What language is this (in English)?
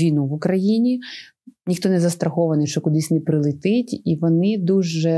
Ukrainian